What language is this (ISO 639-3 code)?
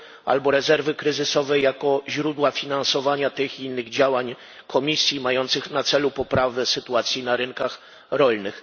pol